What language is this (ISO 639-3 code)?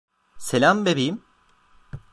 tur